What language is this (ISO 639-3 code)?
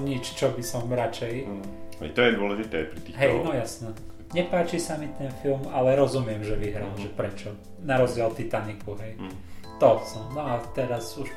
slk